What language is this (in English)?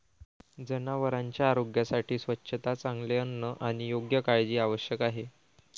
Marathi